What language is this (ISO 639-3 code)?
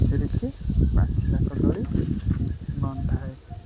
ori